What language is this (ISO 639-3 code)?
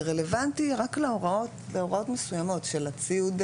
heb